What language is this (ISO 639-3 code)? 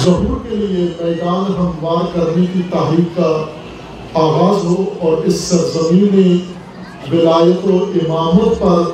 urd